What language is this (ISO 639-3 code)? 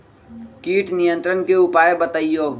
mag